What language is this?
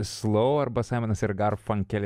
Lithuanian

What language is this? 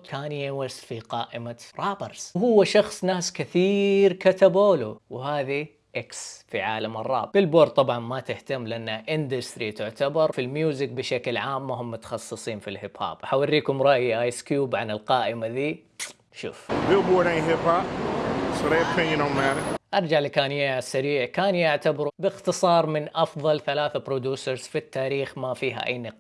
Arabic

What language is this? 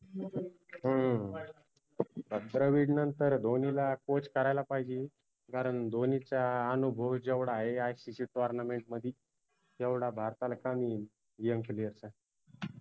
Marathi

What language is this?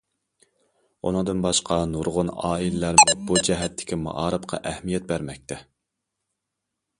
Uyghur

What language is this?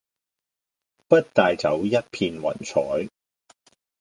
Cantonese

